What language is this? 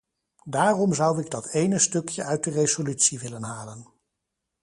Dutch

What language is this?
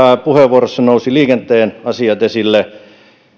Finnish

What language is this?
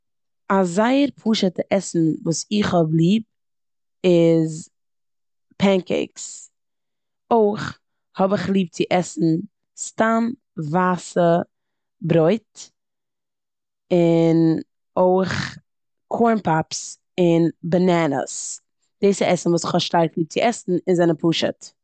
Yiddish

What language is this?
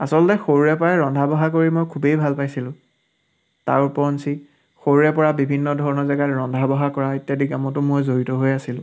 Assamese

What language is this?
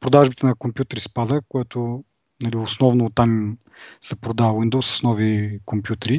Bulgarian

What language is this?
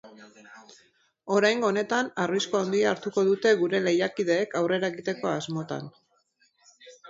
Basque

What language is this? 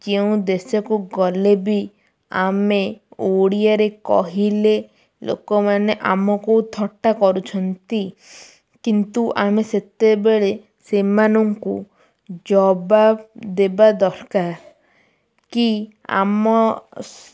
Odia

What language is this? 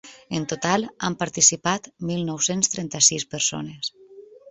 Catalan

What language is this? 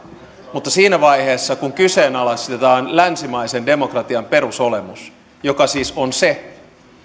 Finnish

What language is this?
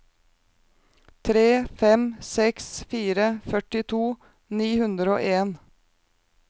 Norwegian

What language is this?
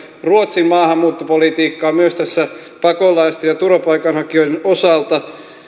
Finnish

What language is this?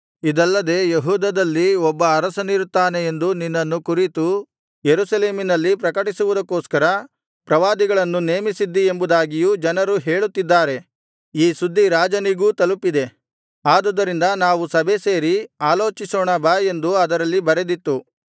Kannada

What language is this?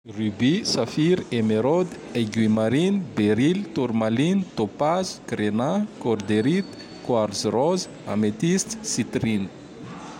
Tandroy-Mahafaly Malagasy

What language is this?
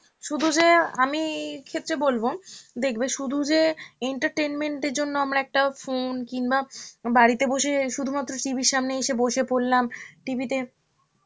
Bangla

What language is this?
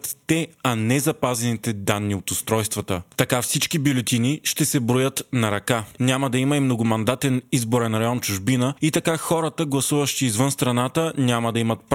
Bulgarian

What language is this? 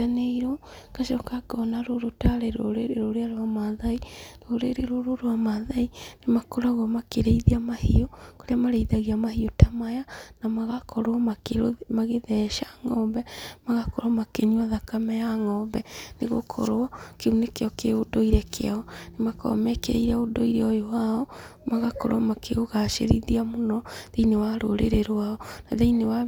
Kikuyu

